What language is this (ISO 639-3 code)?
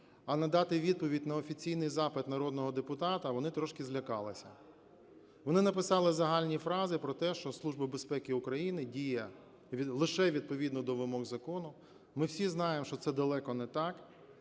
ukr